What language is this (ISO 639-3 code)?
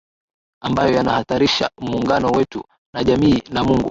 swa